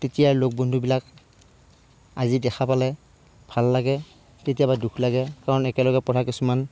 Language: Assamese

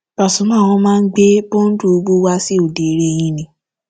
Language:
Yoruba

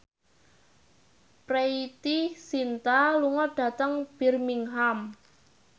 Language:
Javanese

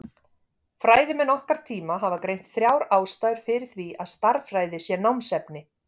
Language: Icelandic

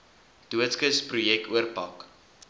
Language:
Afrikaans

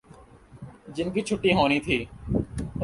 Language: Urdu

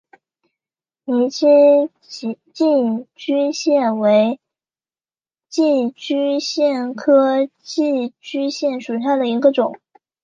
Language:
Chinese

